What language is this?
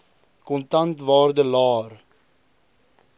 Afrikaans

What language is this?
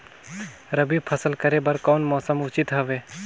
Chhattisgarhi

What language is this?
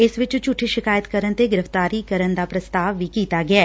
Punjabi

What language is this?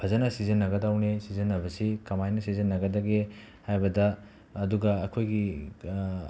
Manipuri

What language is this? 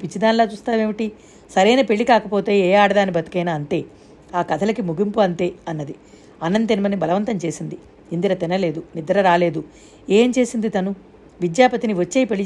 Telugu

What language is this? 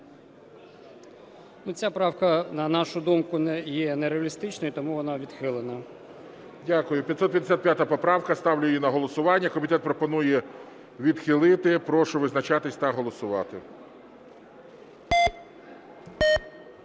Ukrainian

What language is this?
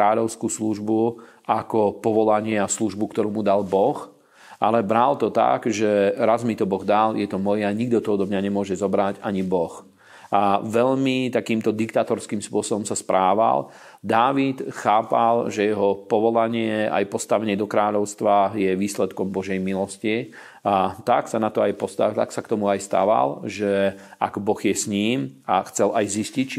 Slovak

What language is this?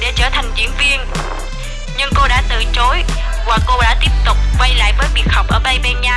Vietnamese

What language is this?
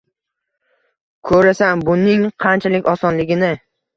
Uzbek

